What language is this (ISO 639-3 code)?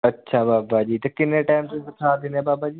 pan